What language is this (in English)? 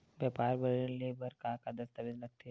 Chhattisgarhi